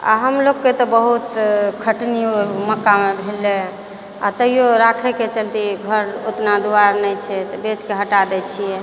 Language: Maithili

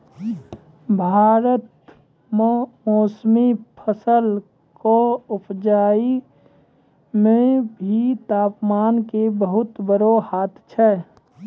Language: Maithili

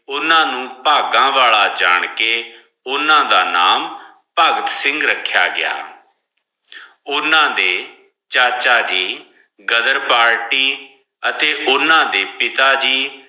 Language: Punjabi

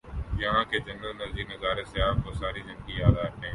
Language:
Urdu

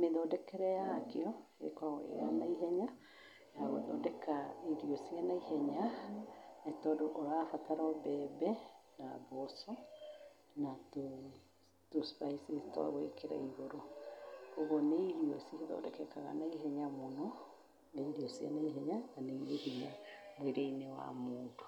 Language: Kikuyu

